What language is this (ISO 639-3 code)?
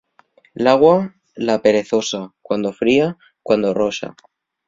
ast